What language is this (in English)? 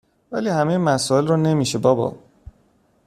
Persian